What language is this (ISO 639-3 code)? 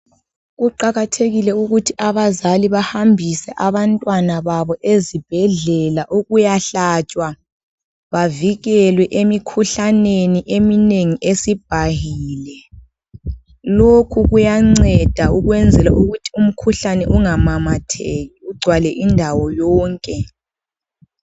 nde